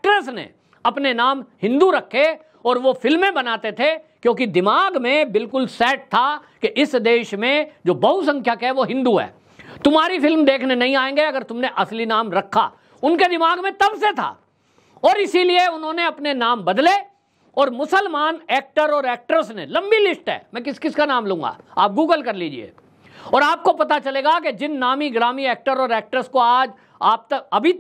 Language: Hindi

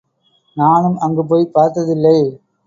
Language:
Tamil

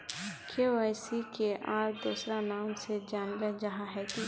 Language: Magahi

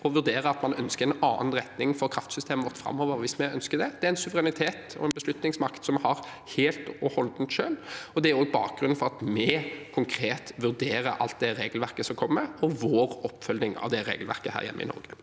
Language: Norwegian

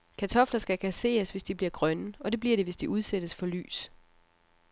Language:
Danish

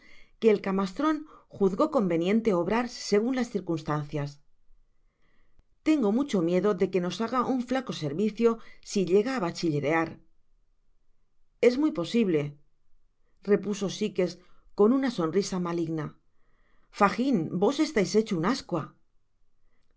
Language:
Spanish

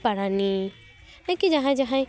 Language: Santali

